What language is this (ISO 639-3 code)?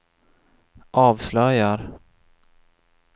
swe